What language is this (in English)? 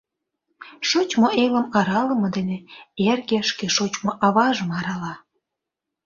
Mari